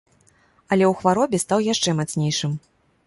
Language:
Belarusian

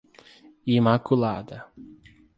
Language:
Portuguese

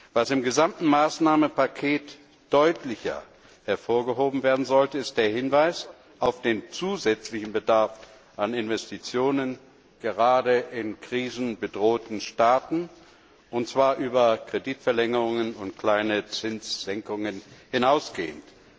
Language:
German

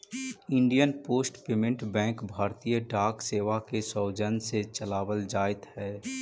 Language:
Magahi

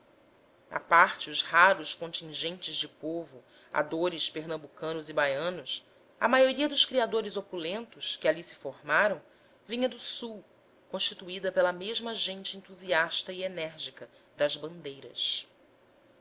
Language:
Portuguese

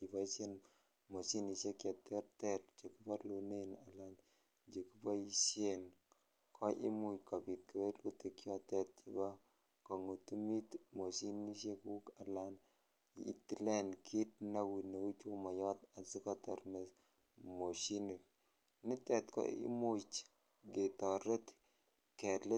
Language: Kalenjin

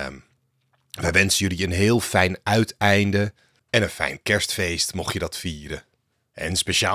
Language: Dutch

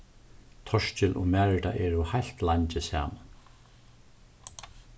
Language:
Faroese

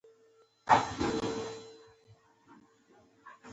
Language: Pashto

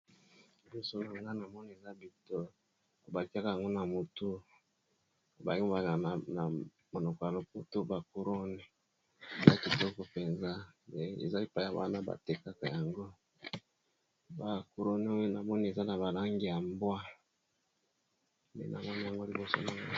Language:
Lingala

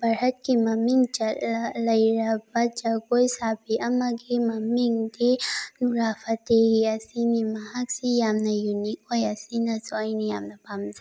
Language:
Manipuri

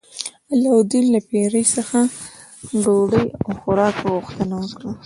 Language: Pashto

